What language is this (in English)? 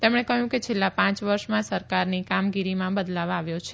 Gujarati